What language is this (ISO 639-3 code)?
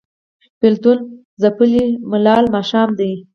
pus